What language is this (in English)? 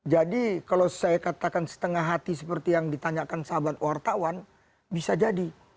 Indonesian